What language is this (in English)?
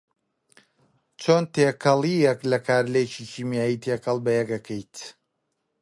Central Kurdish